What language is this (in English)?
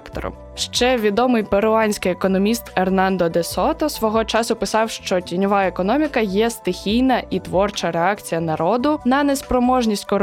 Ukrainian